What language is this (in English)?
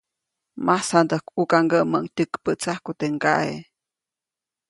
Copainalá Zoque